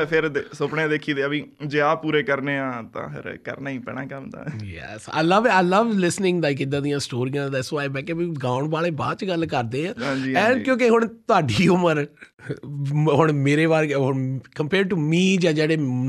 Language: Punjabi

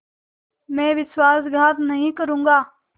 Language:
Hindi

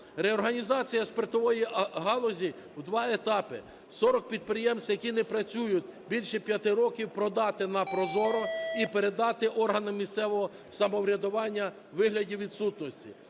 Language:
Ukrainian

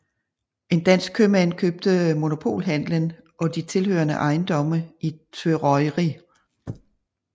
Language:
Danish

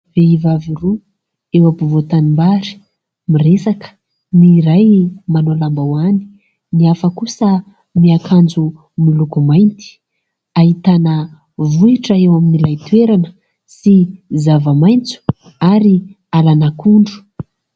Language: Malagasy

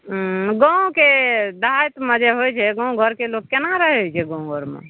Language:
Maithili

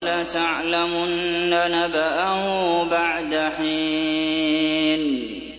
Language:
Arabic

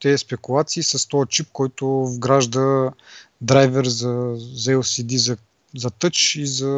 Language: Bulgarian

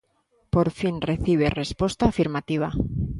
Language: Galician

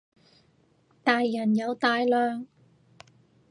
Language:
Cantonese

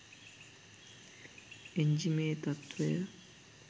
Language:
Sinhala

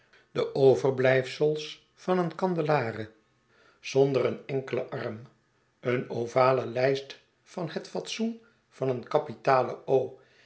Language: Dutch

